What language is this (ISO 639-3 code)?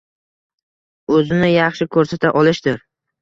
uzb